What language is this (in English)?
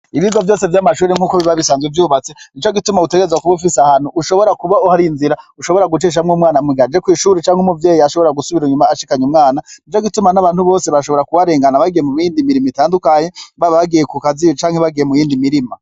Rundi